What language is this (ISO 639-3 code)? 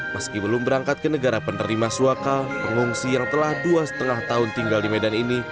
ind